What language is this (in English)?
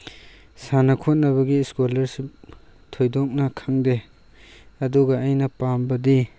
Manipuri